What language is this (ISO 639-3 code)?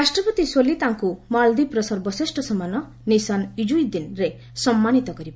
ori